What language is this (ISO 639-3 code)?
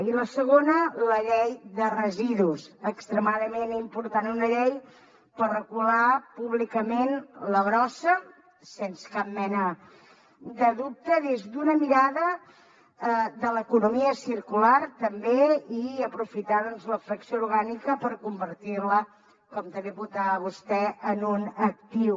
cat